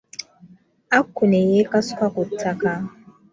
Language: Ganda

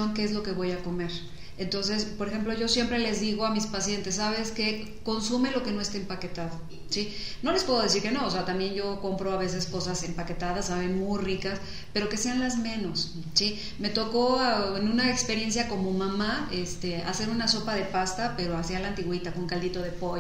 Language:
Spanish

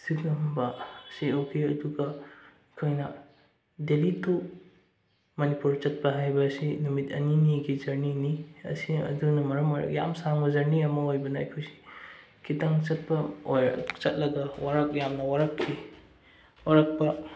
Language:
Manipuri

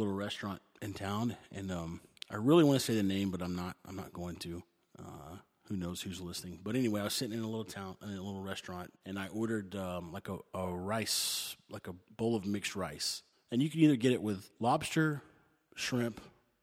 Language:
English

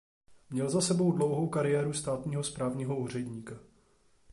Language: Czech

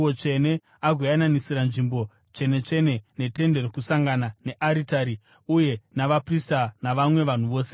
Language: Shona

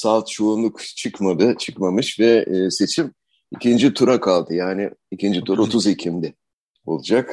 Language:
Turkish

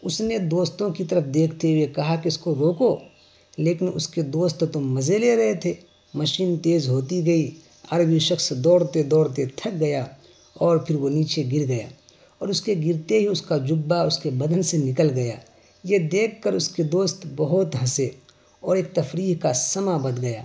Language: Urdu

